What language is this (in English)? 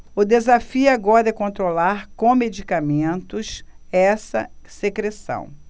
Portuguese